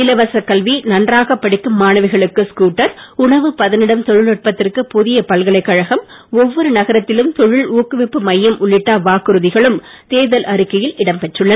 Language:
Tamil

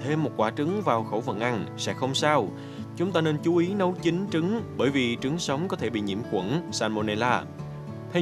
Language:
Vietnamese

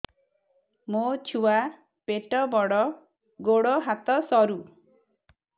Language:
Odia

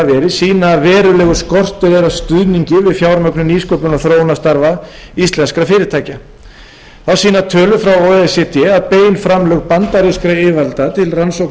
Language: Icelandic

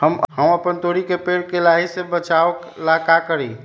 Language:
Magahi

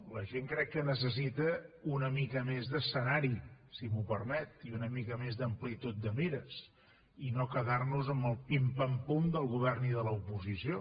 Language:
Catalan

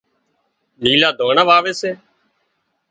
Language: Wadiyara Koli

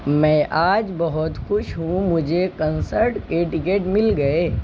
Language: Urdu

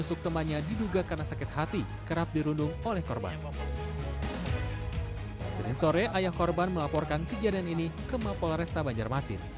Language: Indonesian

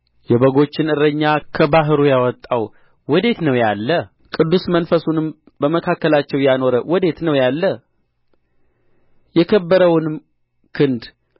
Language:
Amharic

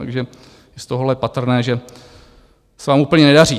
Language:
Czech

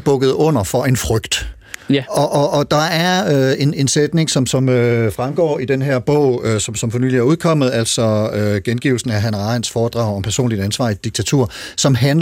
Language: Danish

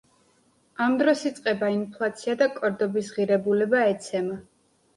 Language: Georgian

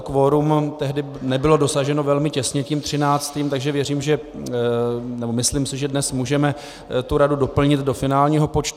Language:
Czech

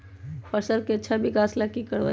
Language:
Magahi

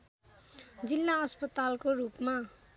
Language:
Nepali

